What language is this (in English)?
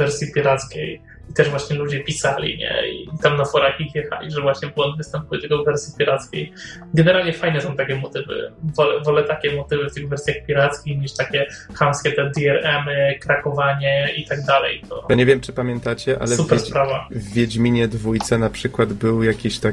Polish